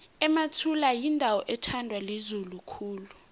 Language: South Ndebele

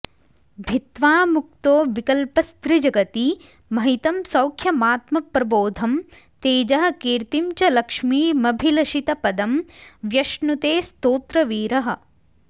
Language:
Sanskrit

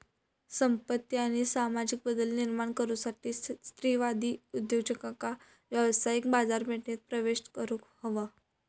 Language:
Marathi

